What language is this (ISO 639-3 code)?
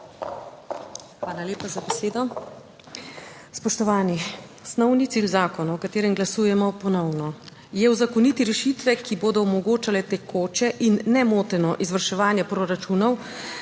slv